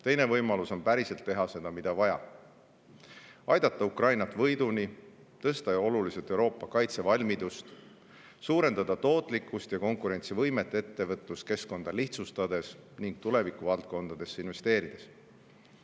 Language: Estonian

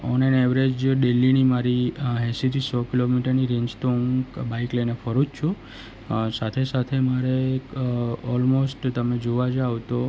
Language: Gujarati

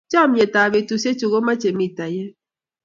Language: Kalenjin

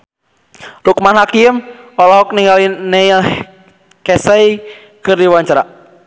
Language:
Sundanese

